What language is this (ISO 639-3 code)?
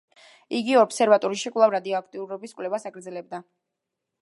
kat